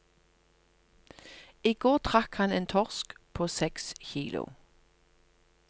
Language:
Norwegian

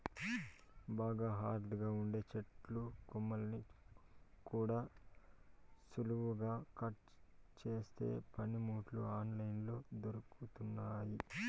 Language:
Telugu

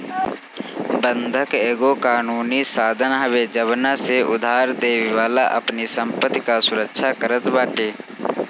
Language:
Bhojpuri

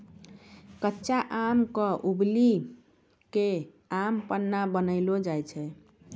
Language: Maithili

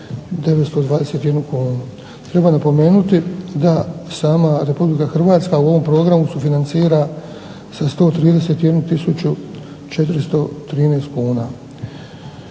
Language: Croatian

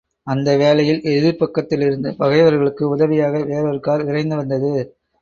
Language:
Tamil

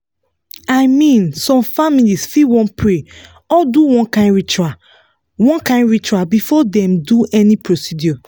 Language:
Nigerian Pidgin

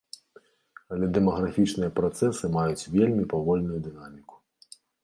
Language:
Belarusian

